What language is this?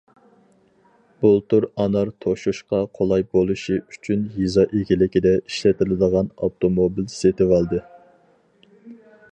Uyghur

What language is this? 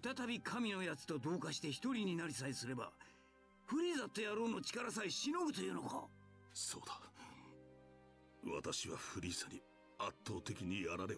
Japanese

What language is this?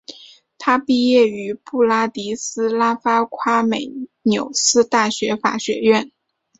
Chinese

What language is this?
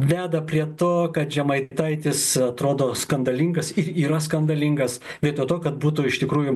Lithuanian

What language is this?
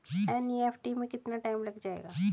Hindi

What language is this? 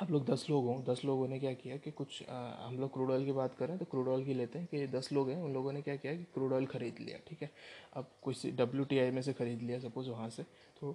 Hindi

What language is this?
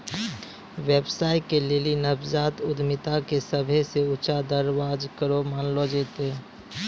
Maithili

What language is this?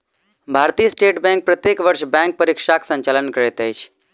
Maithili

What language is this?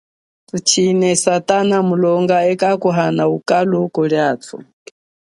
Chokwe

